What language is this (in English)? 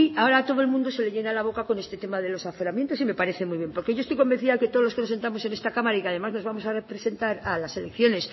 Spanish